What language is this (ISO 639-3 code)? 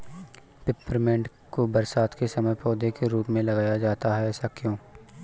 hin